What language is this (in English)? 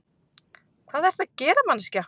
Icelandic